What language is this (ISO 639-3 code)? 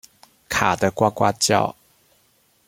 zho